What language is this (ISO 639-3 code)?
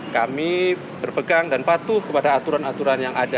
ind